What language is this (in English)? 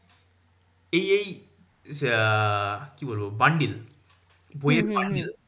Bangla